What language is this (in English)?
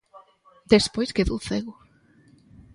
Galician